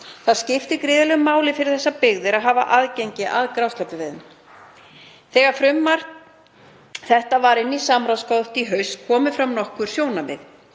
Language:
Icelandic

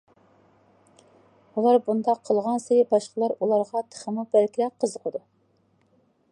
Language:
Uyghur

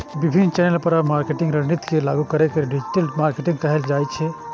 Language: Maithili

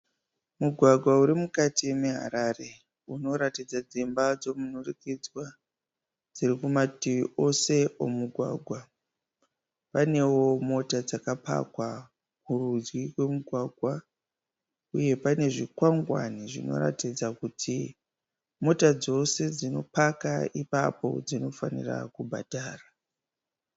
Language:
Shona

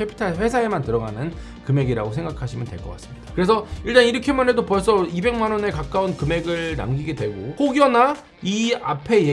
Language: Korean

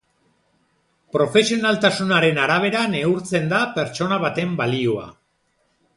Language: Basque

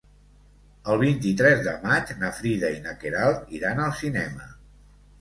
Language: Catalan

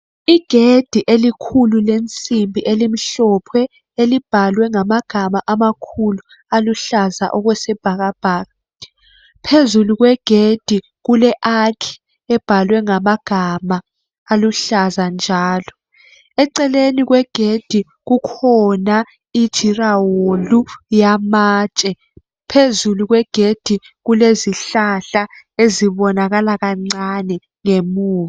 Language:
North Ndebele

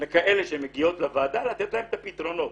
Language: Hebrew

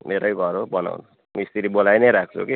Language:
Nepali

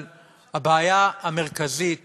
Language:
Hebrew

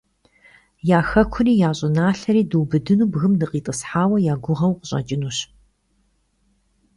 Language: Kabardian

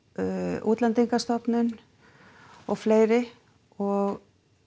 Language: Icelandic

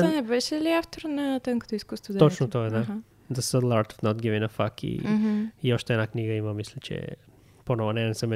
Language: Bulgarian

